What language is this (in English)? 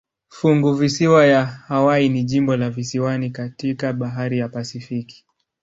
Swahili